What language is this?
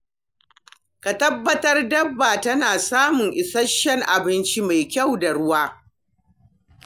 Hausa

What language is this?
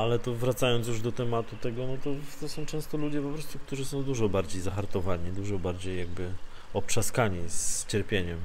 Polish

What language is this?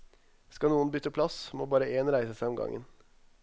Norwegian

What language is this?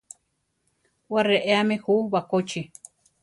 Central Tarahumara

